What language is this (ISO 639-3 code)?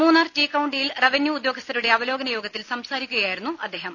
mal